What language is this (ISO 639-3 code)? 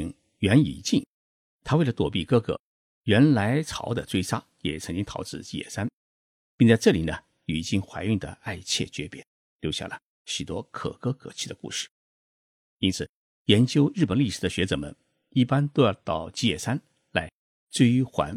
zho